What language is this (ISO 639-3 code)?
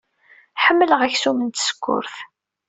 kab